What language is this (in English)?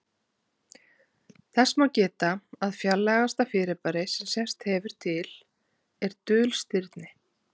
Icelandic